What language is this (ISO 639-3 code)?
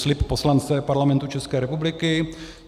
ces